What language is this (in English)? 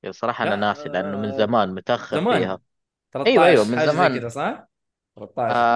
Arabic